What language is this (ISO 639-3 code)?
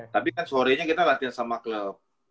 ind